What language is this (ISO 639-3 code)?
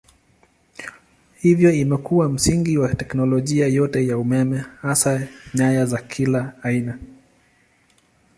swa